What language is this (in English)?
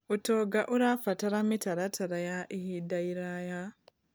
Kikuyu